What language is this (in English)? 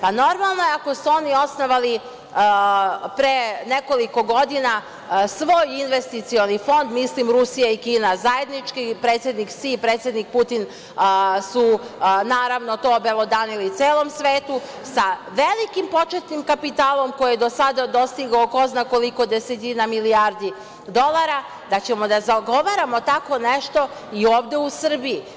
Serbian